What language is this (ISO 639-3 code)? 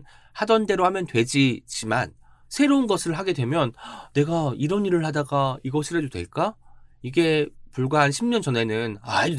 kor